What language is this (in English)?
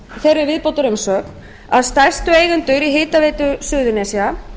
Icelandic